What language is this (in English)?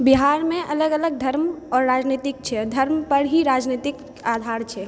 Maithili